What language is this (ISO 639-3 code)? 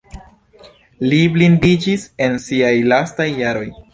epo